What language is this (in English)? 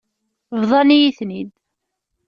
Kabyle